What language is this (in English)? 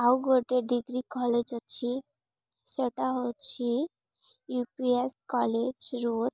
Odia